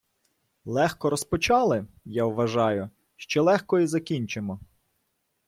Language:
Ukrainian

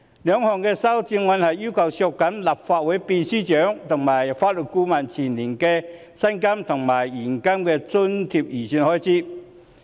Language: Cantonese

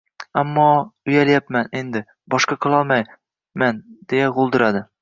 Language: Uzbek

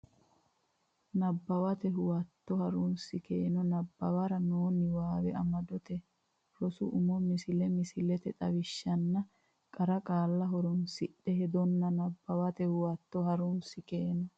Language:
Sidamo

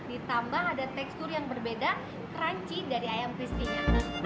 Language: Indonesian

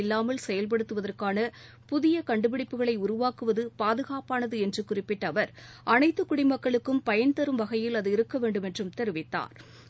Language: Tamil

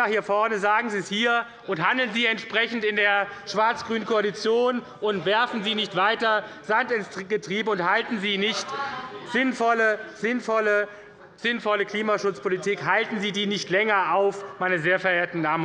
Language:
German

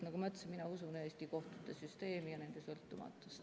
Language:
Estonian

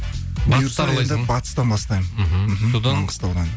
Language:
Kazakh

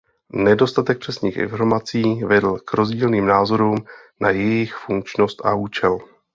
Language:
Czech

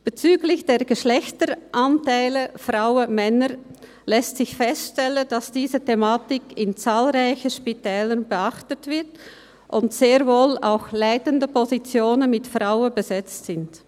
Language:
Swiss German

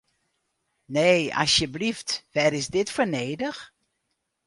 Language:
Western Frisian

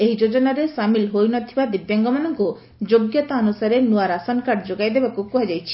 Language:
Odia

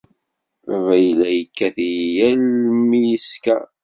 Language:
Kabyle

